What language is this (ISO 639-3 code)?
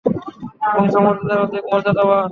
ben